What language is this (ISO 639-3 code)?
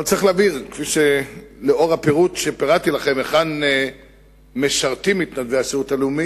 heb